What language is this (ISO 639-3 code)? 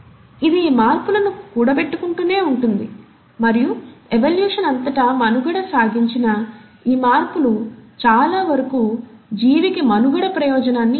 tel